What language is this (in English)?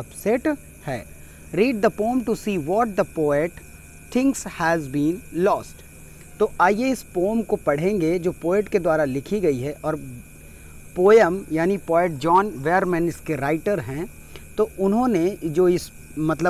Hindi